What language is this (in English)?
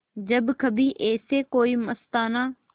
Hindi